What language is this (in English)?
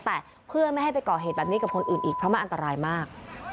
Thai